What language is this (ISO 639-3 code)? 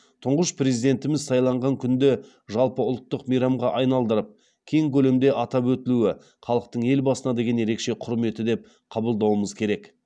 kaz